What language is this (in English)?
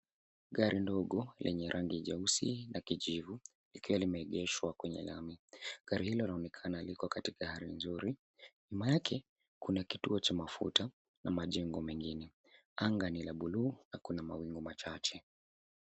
Swahili